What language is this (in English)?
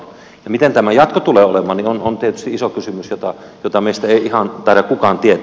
Finnish